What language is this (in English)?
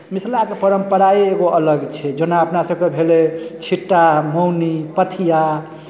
Maithili